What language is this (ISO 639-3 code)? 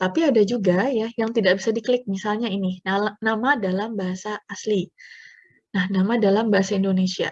ind